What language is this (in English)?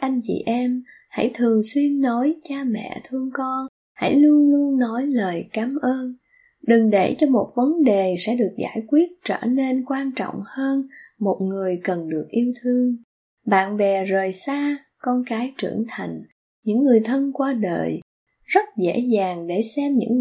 Vietnamese